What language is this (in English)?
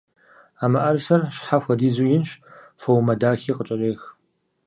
Kabardian